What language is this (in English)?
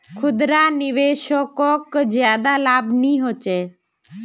Magahi